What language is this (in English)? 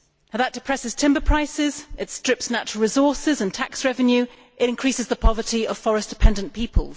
English